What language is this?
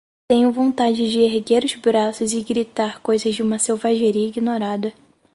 Portuguese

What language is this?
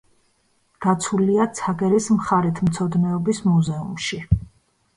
Georgian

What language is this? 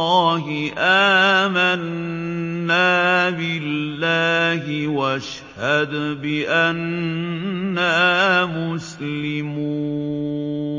Arabic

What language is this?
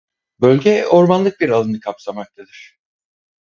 Turkish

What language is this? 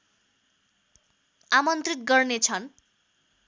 Nepali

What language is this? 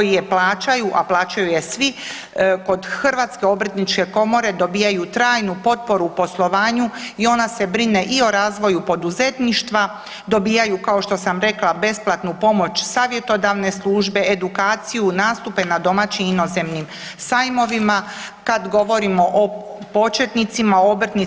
Croatian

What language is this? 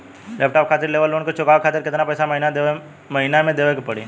Bhojpuri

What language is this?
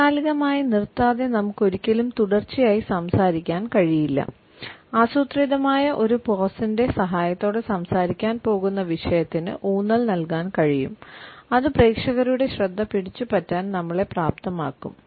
Malayalam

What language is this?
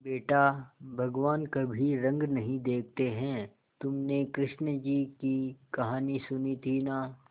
Hindi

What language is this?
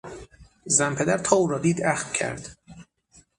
Persian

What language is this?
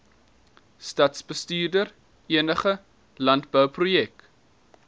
Afrikaans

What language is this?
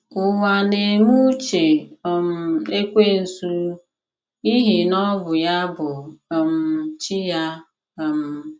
Igbo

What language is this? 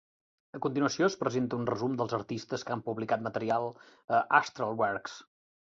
Catalan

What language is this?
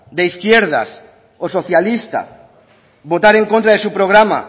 Spanish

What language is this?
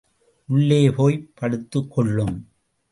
Tamil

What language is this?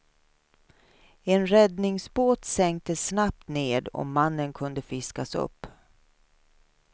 Swedish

